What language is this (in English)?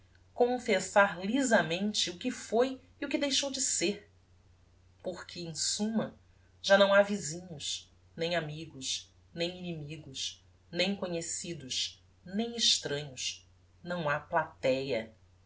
Portuguese